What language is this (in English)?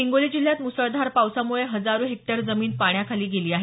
Marathi